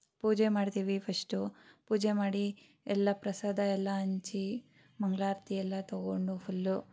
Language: Kannada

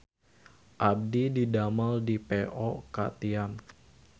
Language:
Sundanese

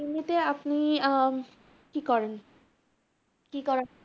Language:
Bangla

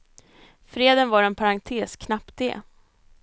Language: Swedish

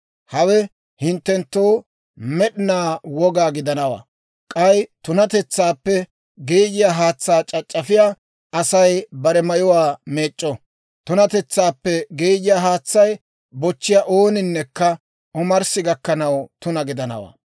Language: Dawro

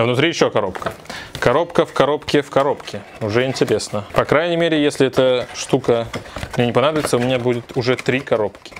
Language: Russian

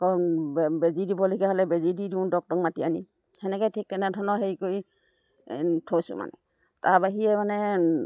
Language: Assamese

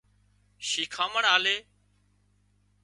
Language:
Wadiyara Koli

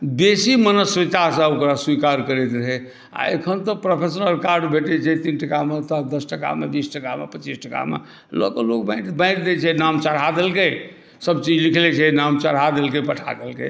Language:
Maithili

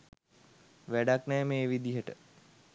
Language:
Sinhala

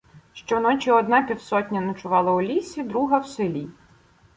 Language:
Ukrainian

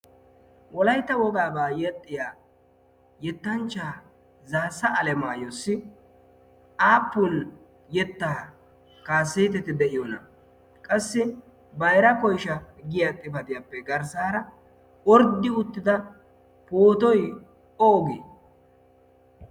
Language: Wolaytta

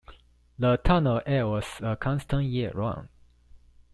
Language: English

